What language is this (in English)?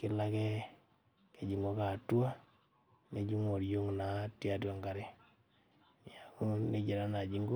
Masai